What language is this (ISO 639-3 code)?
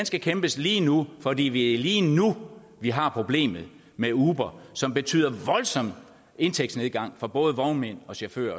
dan